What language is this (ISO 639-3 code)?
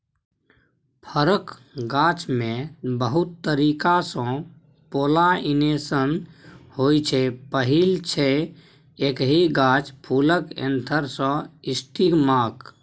mai